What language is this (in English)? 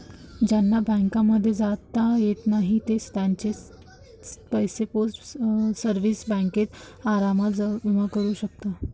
Marathi